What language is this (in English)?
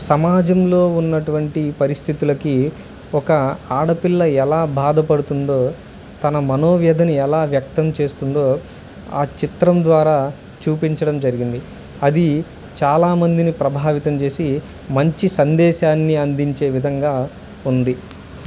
Telugu